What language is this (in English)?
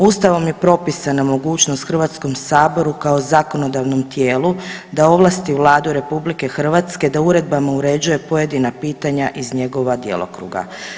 Croatian